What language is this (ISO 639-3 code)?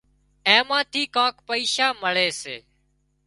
kxp